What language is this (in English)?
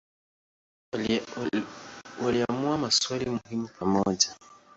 Swahili